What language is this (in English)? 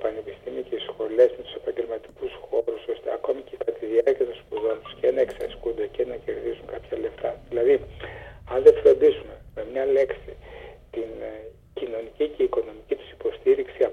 Greek